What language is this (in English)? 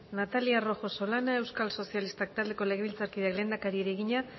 Basque